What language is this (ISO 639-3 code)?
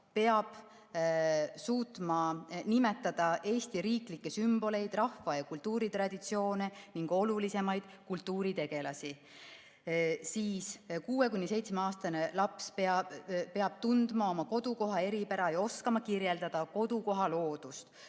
est